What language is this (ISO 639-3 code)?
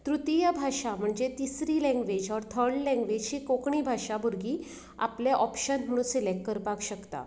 kok